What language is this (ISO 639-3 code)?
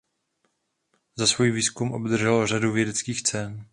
ces